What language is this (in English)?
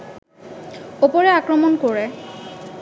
Bangla